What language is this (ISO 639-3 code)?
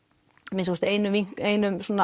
isl